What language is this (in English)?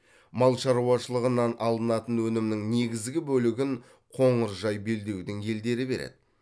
Kazakh